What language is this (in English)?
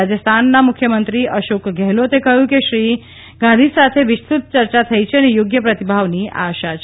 Gujarati